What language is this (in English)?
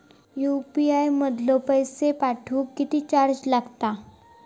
Marathi